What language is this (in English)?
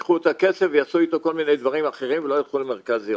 Hebrew